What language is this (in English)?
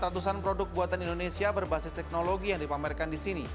Indonesian